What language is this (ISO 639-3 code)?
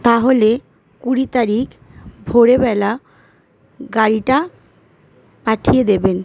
ben